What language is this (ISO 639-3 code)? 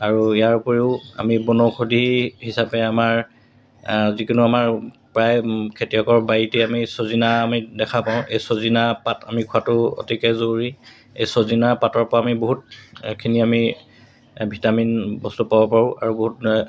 asm